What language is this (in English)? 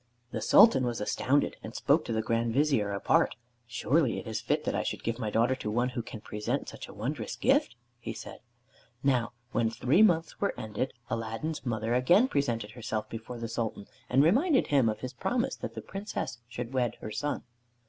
English